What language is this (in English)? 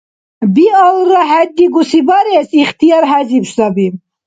Dargwa